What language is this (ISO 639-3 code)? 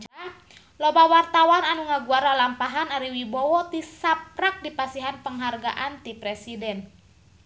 sun